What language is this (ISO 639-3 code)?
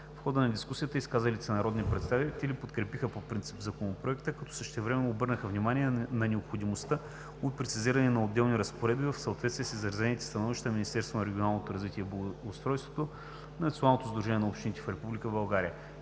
bul